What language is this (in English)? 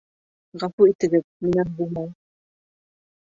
Bashkir